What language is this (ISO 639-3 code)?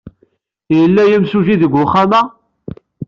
kab